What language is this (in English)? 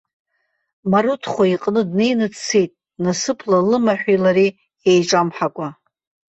Abkhazian